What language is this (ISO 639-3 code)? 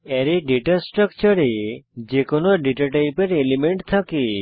ben